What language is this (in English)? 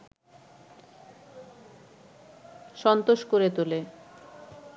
Bangla